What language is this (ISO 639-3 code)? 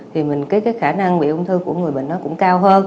vie